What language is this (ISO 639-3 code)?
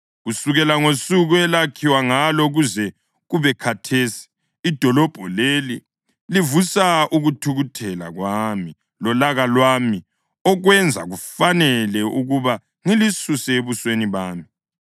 nde